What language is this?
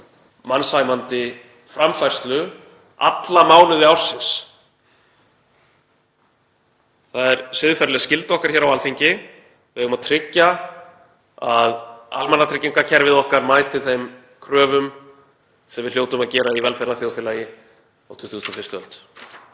Icelandic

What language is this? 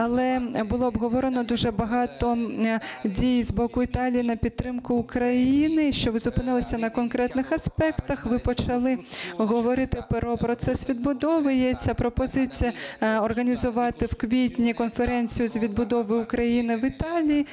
Ukrainian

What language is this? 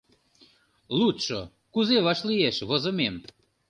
Mari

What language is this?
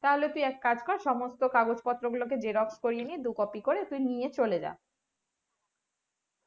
Bangla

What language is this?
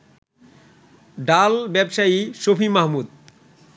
Bangla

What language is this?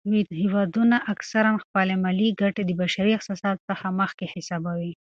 Pashto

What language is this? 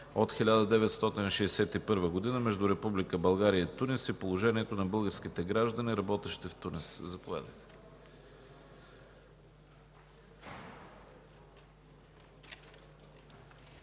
Bulgarian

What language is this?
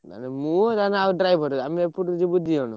Odia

